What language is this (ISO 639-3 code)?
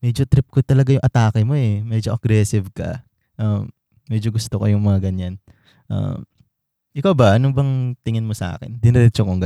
fil